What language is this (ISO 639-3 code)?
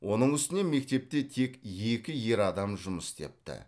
kaz